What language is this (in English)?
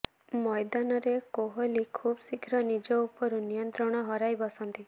Odia